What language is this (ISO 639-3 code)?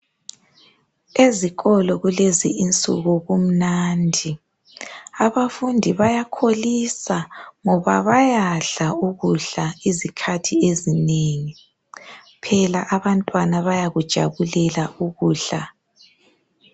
nde